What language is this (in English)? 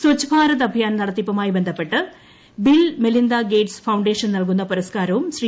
Malayalam